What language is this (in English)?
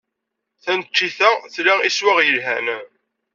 Kabyle